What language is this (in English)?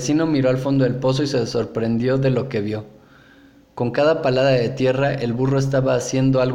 Spanish